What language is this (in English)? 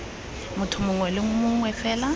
Tswana